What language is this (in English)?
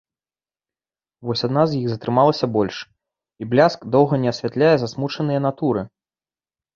Belarusian